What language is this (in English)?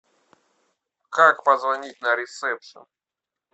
Russian